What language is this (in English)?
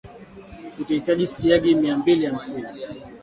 Swahili